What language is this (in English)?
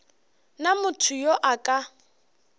Northern Sotho